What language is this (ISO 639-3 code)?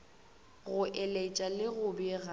nso